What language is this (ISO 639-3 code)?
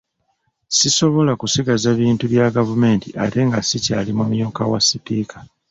lug